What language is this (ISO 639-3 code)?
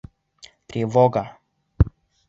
bak